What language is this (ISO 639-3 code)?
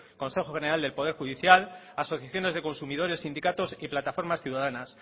spa